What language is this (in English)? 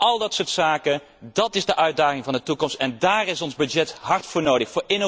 Dutch